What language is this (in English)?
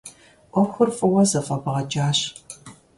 Kabardian